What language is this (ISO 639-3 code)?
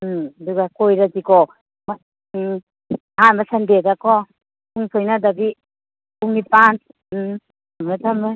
mni